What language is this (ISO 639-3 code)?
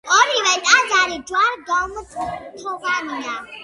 kat